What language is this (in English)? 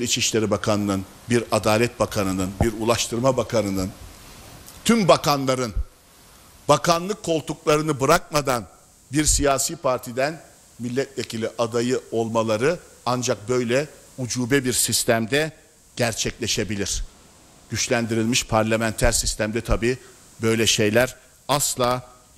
Turkish